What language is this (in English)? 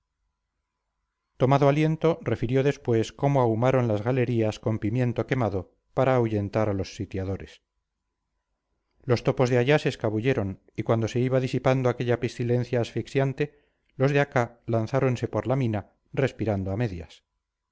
Spanish